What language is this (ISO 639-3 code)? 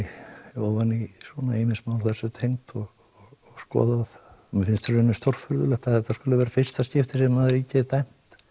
isl